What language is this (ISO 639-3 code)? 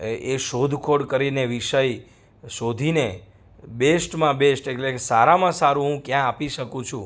guj